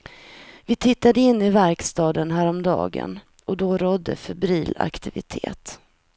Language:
Swedish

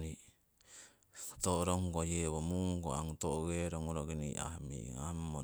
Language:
Siwai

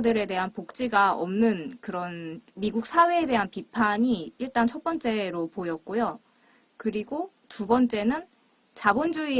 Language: Korean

